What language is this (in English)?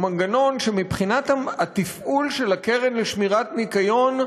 Hebrew